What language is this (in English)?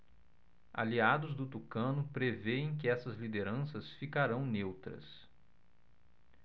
Portuguese